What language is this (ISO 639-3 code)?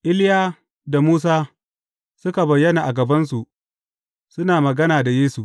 hau